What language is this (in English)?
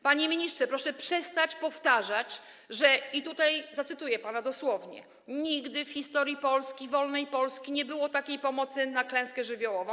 Polish